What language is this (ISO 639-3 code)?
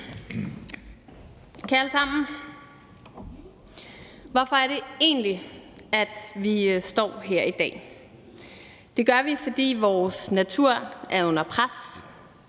dan